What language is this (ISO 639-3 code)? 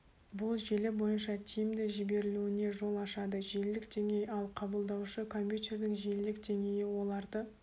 kaz